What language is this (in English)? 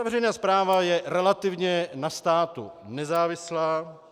Czech